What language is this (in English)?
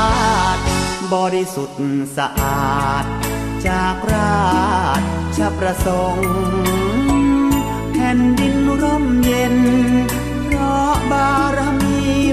Thai